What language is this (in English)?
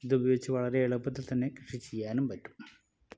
Malayalam